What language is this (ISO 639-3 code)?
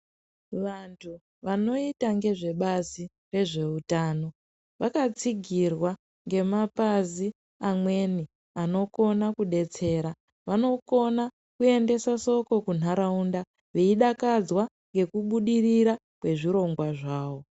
ndc